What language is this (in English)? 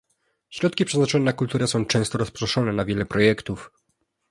Polish